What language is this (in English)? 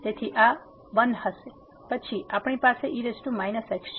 Gujarati